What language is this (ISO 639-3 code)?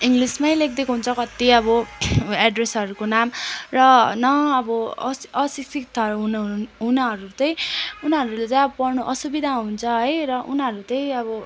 nep